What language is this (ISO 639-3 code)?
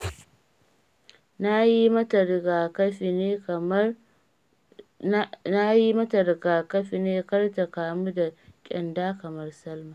hau